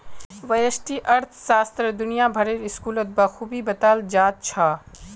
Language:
Magahi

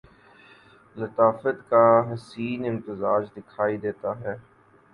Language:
Urdu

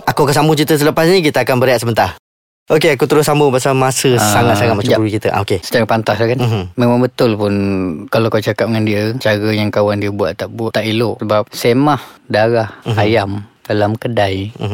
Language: Malay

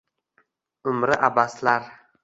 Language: Uzbek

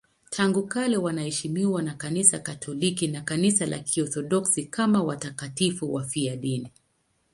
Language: Swahili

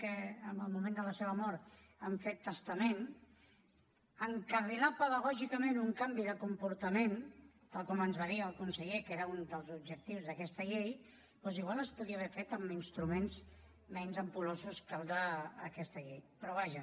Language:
Catalan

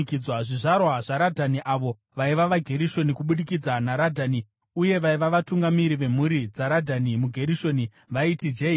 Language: Shona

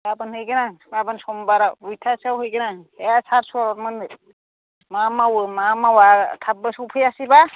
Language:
Bodo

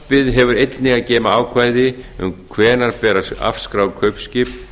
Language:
Icelandic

